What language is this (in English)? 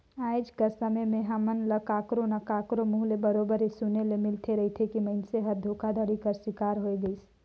Chhattisgarhi